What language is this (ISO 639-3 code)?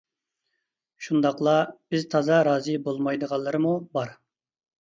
uig